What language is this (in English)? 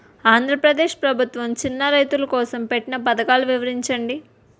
Telugu